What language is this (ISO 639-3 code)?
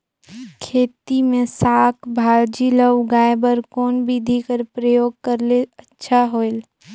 hne